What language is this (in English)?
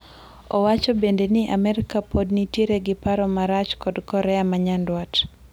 Luo (Kenya and Tanzania)